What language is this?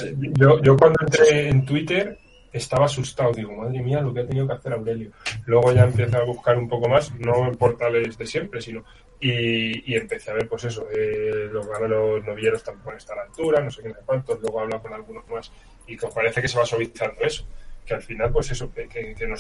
Spanish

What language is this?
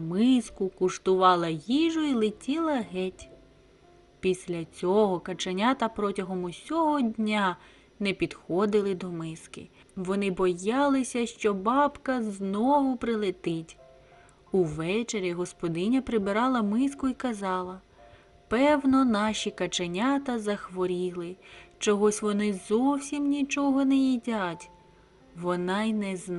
Ukrainian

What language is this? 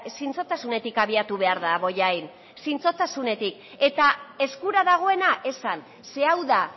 Basque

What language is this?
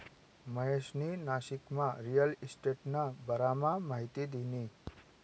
Marathi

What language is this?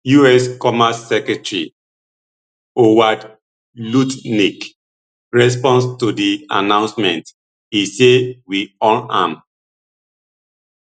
Nigerian Pidgin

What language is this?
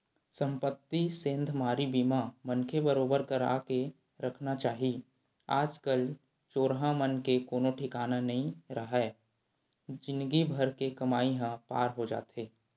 Chhattisgarhi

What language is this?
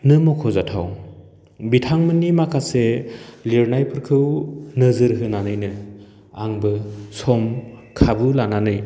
Bodo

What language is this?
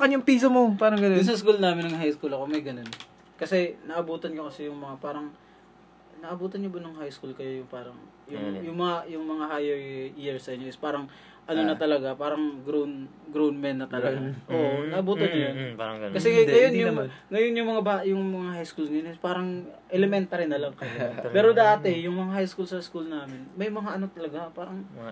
Filipino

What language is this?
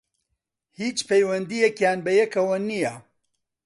Central Kurdish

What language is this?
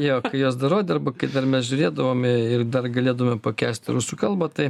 Lithuanian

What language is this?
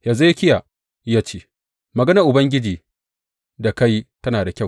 Hausa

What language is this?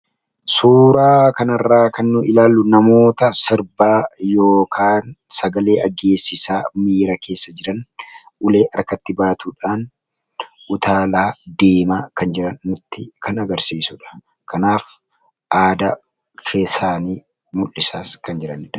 Oromo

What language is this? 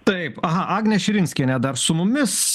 Lithuanian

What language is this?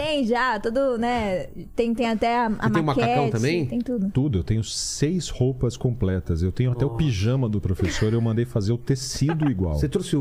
Portuguese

